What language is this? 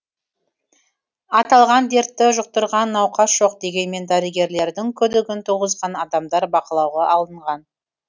Kazakh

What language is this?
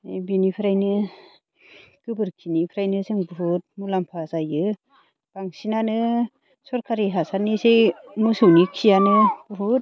Bodo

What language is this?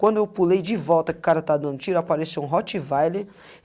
Portuguese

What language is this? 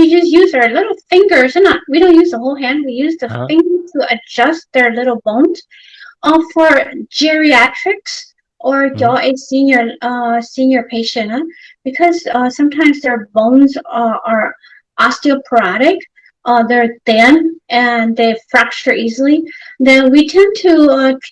English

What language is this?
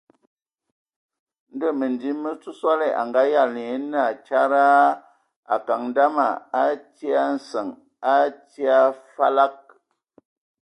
Ewondo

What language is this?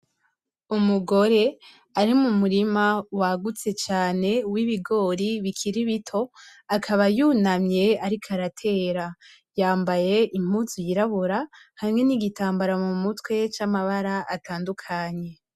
Rundi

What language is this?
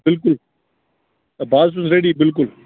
Kashmiri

